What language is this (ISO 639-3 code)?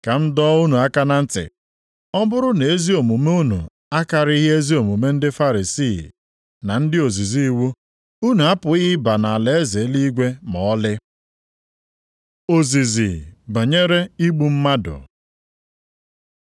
ibo